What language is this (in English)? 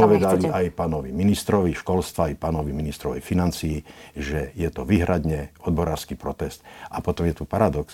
Slovak